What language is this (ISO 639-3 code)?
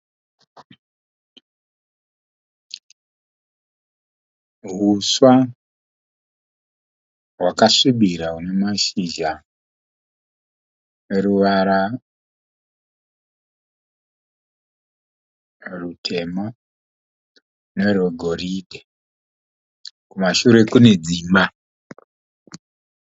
sna